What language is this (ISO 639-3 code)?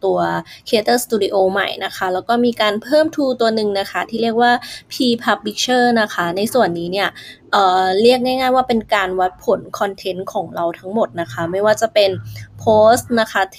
tha